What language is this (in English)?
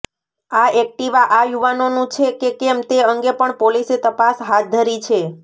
Gujarati